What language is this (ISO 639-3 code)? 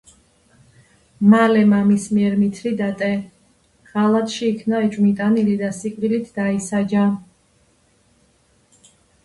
kat